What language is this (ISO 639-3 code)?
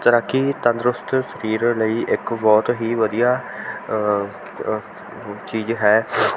pan